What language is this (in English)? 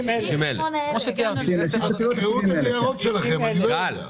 Hebrew